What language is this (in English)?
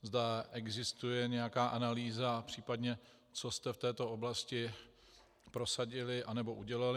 Czech